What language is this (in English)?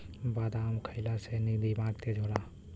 Bhojpuri